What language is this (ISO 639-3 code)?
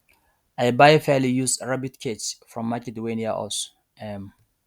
pcm